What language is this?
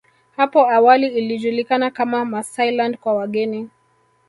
Swahili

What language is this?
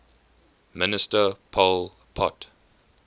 English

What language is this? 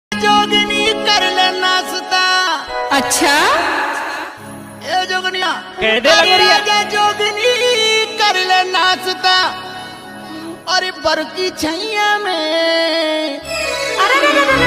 Hindi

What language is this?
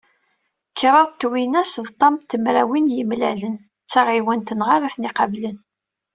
Kabyle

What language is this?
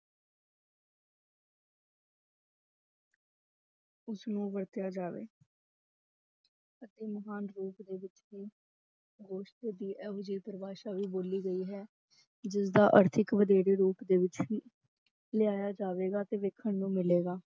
Punjabi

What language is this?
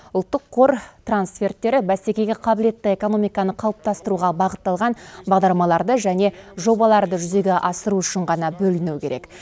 Kazakh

